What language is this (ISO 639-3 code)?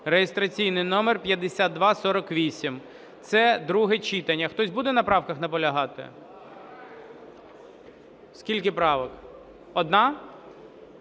ukr